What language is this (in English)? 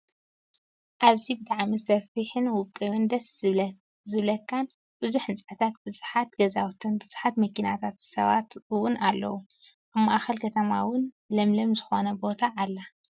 Tigrinya